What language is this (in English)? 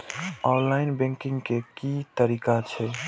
Maithili